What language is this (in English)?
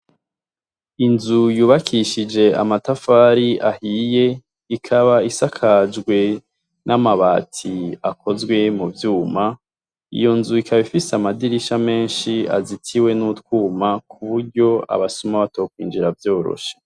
Rundi